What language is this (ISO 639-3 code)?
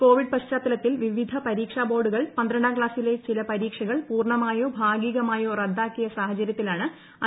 mal